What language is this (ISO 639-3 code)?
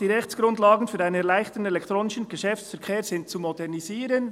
gsw